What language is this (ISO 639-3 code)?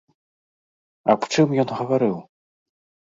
bel